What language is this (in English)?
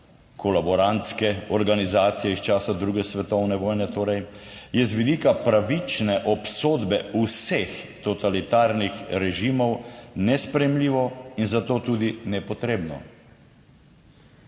Slovenian